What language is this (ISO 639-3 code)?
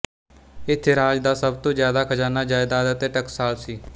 pan